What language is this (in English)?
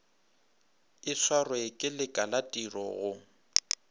Northern Sotho